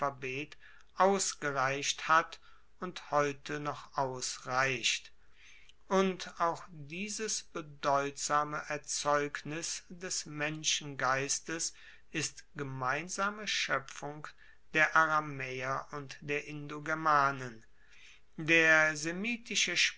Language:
German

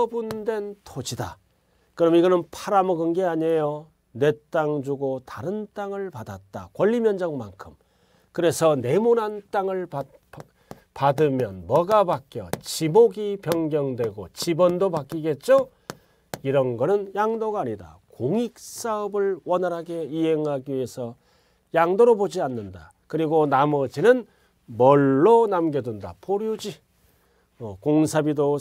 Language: Korean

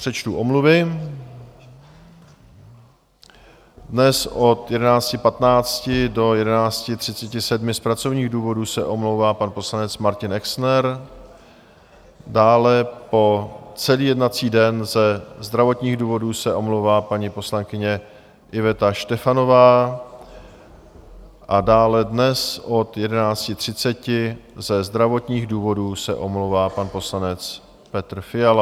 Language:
Czech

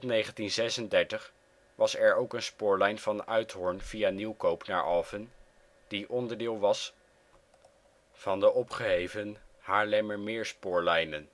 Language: Dutch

